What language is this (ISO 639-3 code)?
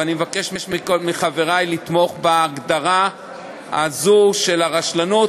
heb